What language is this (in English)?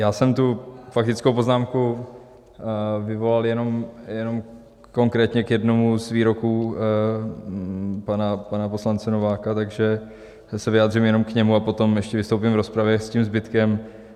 Czech